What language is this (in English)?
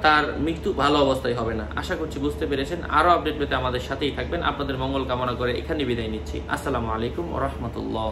Indonesian